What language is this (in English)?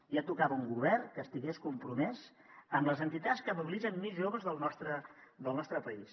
Catalan